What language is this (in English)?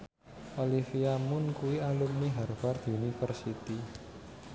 Javanese